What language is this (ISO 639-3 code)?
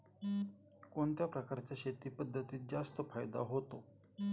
mar